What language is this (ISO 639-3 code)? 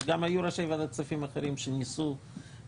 heb